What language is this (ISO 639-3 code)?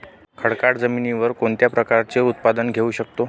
mar